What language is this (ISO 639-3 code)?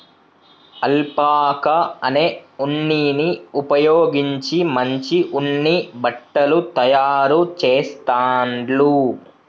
tel